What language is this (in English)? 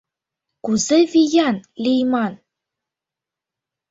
Mari